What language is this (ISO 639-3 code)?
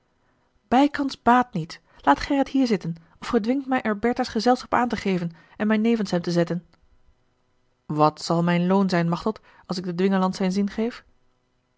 nld